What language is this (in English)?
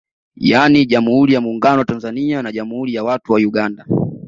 Swahili